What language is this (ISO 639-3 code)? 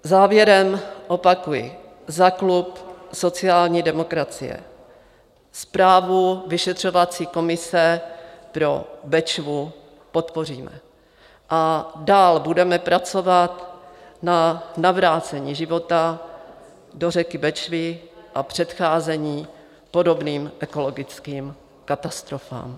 ces